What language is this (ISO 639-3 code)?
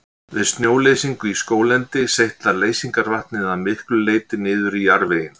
isl